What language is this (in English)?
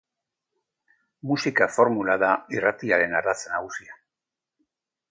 Basque